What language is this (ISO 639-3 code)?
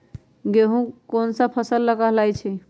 mag